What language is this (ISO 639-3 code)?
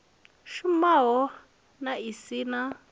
ven